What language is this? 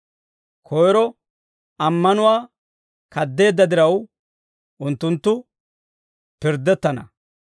Dawro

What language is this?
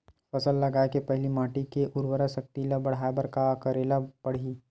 Chhattisgarhi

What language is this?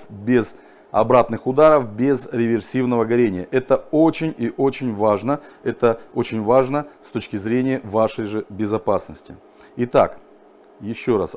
Russian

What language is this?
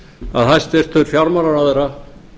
Icelandic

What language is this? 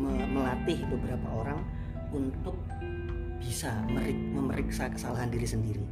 Indonesian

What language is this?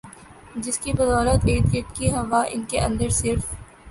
Urdu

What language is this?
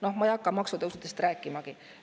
Estonian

